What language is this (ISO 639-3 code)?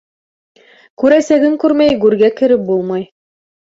bak